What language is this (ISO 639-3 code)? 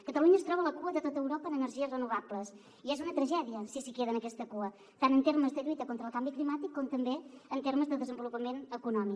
cat